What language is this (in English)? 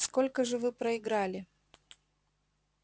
Russian